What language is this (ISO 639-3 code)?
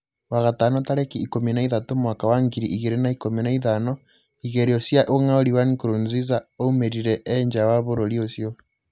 kik